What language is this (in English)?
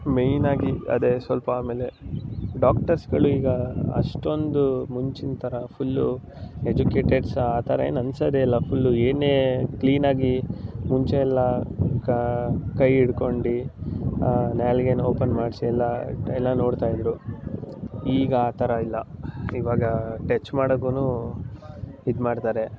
Kannada